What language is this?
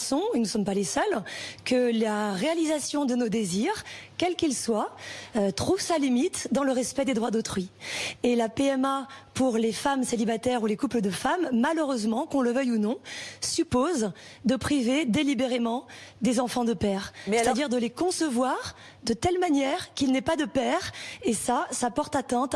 French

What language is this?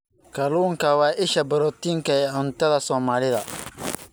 Somali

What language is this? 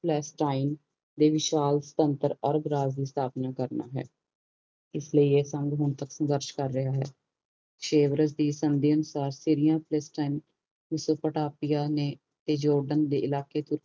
Punjabi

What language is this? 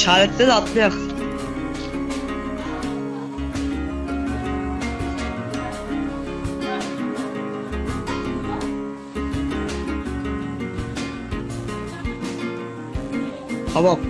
Turkish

